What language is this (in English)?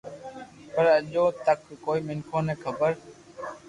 Loarki